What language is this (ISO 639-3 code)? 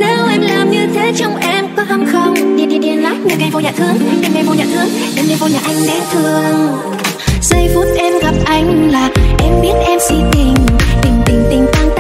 vie